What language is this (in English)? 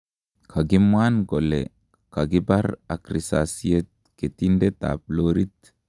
Kalenjin